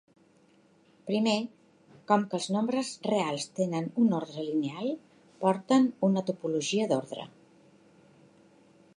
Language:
Catalan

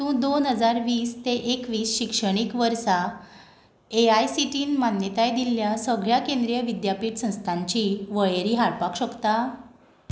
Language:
Konkani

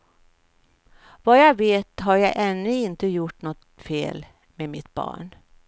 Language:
Swedish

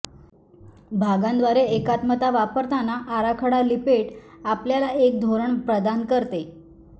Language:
Marathi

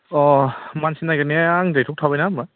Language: Bodo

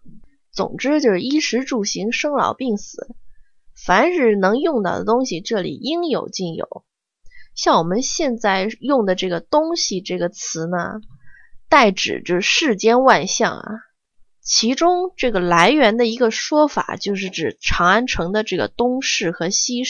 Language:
Chinese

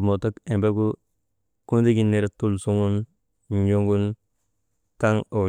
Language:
Maba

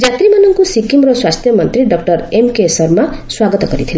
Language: Odia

